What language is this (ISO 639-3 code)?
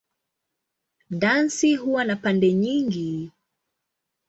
swa